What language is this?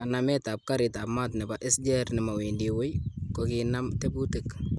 Kalenjin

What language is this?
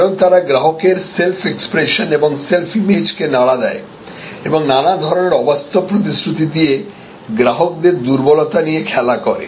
Bangla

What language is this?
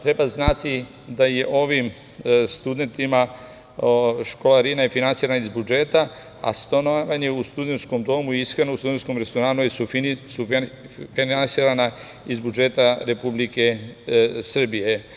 Serbian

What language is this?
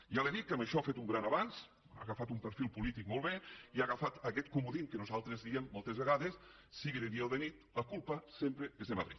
Catalan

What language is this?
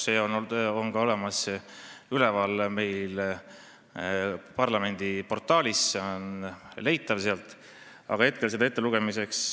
Estonian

